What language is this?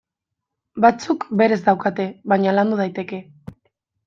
Basque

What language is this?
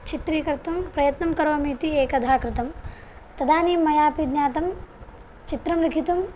Sanskrit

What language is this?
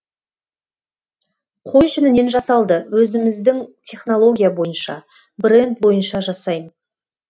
Kazakh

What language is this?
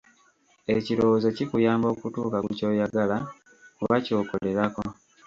Ganda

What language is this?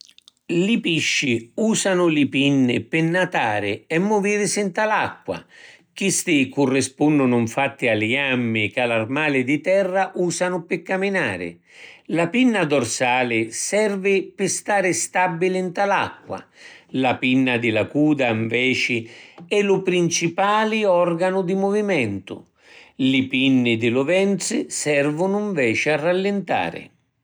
Sicilian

